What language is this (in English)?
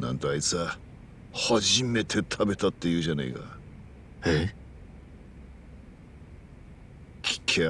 Japanese